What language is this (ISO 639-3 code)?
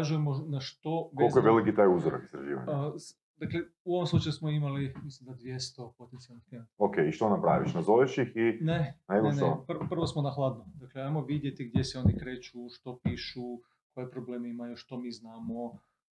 hrv